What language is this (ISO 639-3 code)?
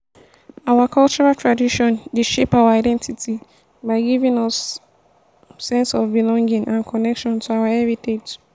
pcm